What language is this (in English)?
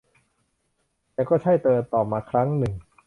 Thai